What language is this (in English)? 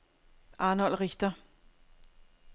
Danish